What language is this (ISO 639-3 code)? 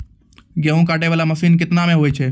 mai